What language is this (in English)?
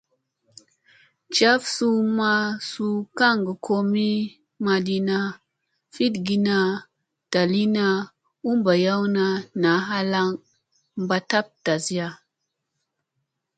Musey